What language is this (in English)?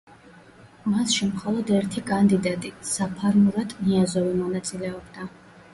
Georgian